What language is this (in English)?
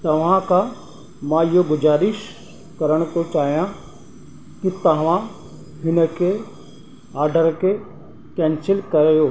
Sindhi